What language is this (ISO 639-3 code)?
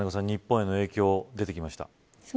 jpn